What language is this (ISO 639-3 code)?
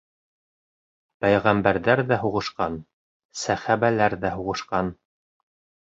bak